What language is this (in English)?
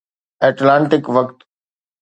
Sindhi